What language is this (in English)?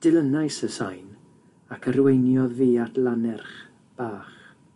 Welsh